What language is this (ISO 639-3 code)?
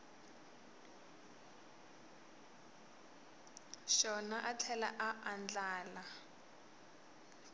tso